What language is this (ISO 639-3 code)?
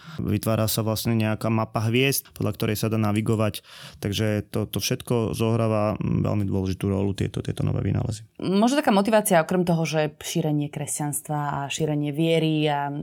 slk